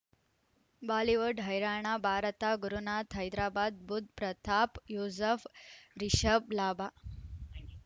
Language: Kannada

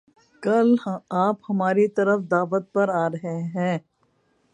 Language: Urdu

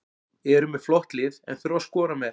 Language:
Icelandic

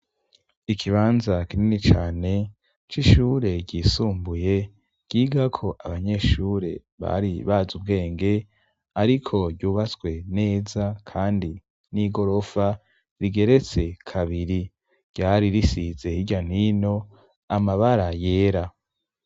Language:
Rundi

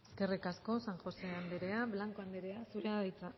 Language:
Basque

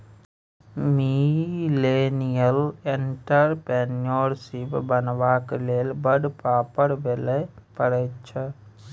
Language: Maithili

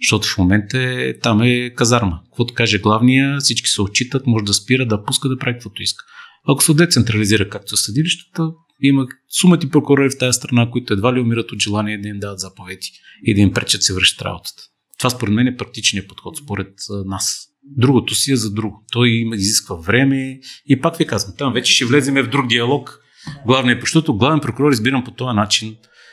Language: Bulgarian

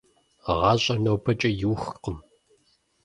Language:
Kabardian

